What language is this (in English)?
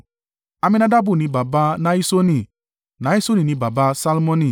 Yoruba